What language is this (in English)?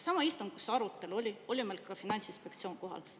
Estonian